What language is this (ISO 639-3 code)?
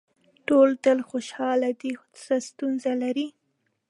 pus